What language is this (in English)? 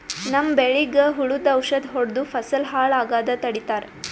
Kannada